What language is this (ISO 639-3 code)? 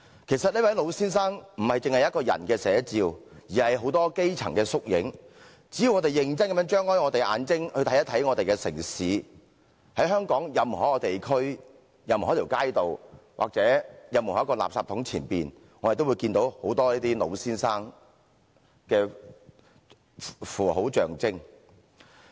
yue